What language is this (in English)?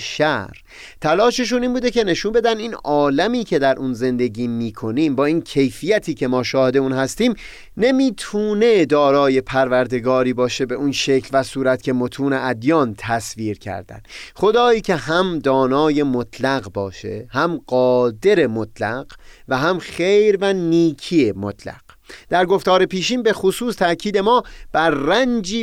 Persian